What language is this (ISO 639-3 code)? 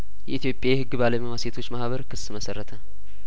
amh